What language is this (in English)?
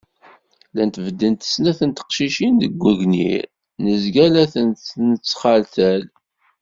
Kabyle